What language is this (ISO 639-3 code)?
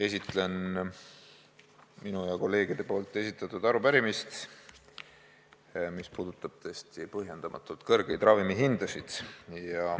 est